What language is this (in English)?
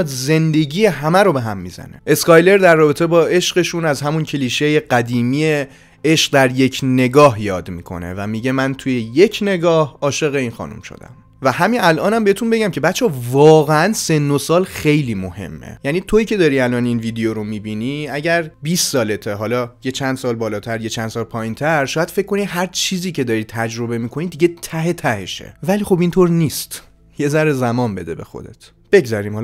Persian